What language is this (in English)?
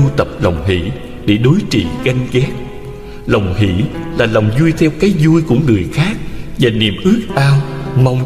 Vietnamese